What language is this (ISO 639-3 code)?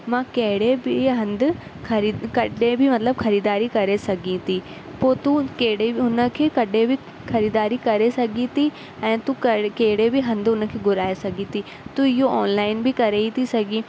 snd